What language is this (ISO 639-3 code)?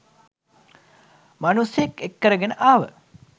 sin